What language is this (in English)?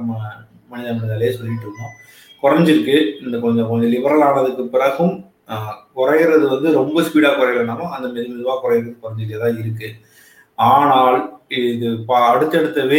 Tamil